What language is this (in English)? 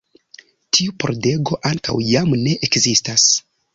Esperanto